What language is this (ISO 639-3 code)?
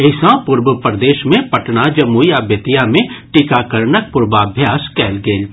mai